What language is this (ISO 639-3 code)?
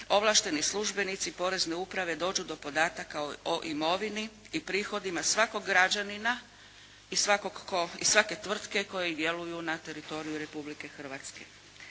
hrv